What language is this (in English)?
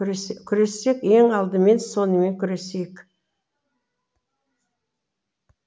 Kazakh